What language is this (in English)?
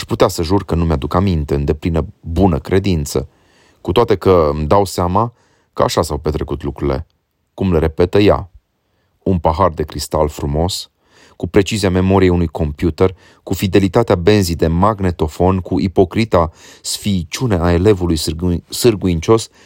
Romanian